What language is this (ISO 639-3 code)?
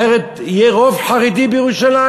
heb